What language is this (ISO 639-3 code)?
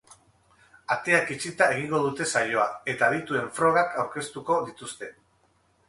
eus